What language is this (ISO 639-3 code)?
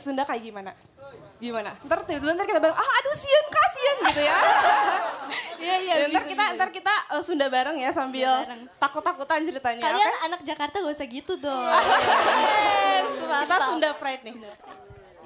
ind